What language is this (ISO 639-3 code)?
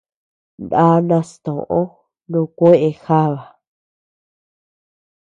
cux